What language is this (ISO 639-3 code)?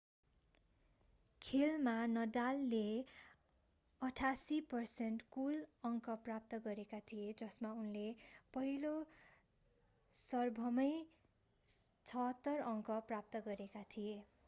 nep